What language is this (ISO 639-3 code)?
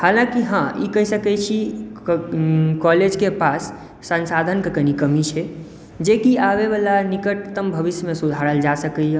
mai